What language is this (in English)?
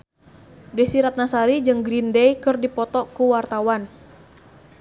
Sundanese